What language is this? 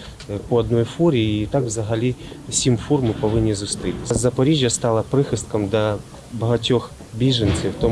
Ukrainian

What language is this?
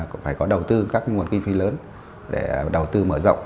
Vietnamese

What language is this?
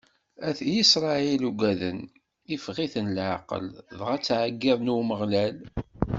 Kabyle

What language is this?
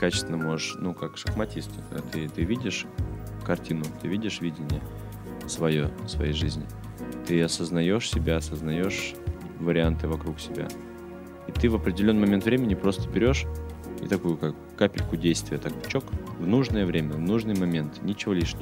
Russian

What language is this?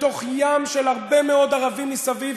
Hebrew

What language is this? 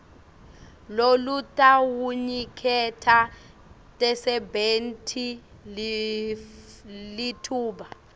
Swati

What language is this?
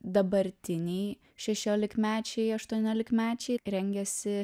Lithuanian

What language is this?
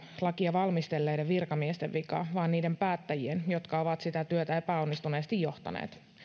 Finnish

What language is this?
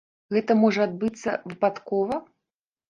Belarusian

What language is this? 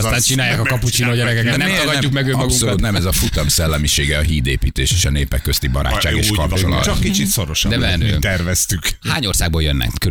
Hungarian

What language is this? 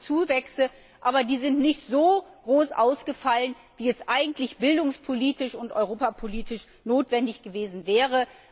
German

